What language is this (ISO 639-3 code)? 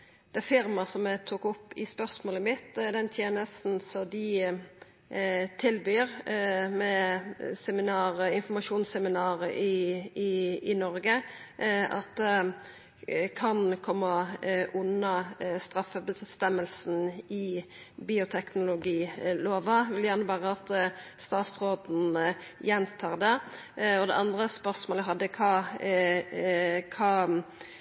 nno